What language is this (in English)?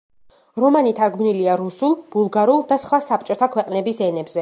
Georgian